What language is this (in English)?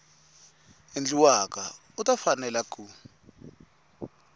Tsonga